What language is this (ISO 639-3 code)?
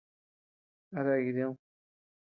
cux